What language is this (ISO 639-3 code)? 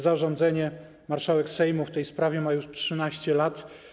pol